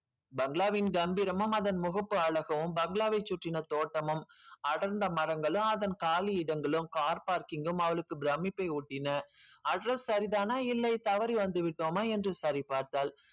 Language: Tamil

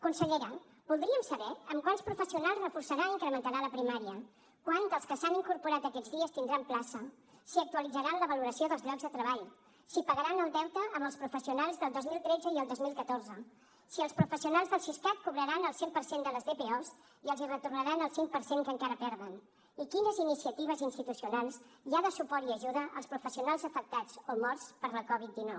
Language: Catalan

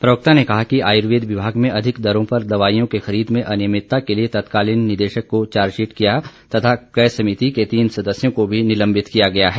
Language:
Hindi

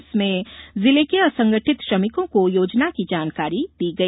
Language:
Hindi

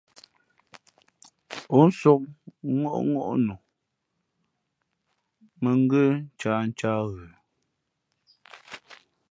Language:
Fe'fe'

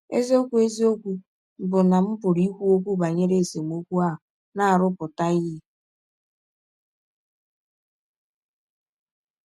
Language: Igbo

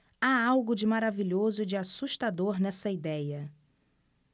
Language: Portuguese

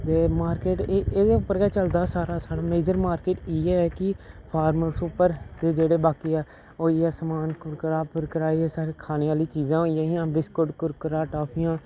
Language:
Dogri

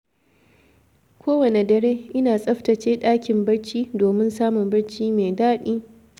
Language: Hausa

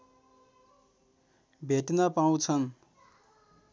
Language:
Nepali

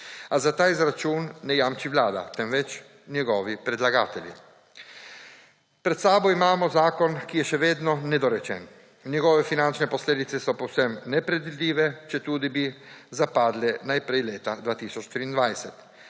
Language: Slovenian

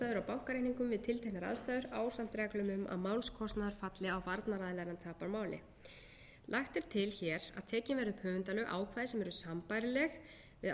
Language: Icelandic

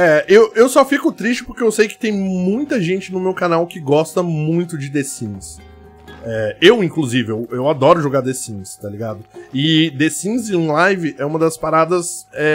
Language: Portuguese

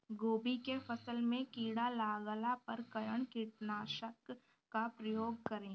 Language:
Bhojpuri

